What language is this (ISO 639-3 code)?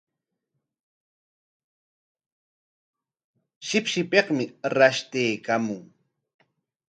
qwa